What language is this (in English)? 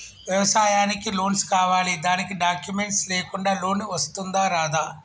Telugu